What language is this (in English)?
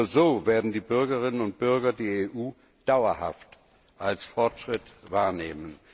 German